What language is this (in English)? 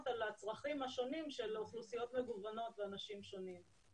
Hebrew